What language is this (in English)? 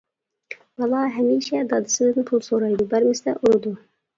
Uyghur